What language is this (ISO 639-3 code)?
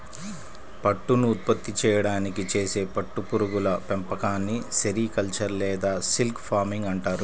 tel